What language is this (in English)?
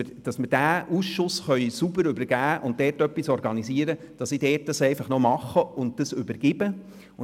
Swiss German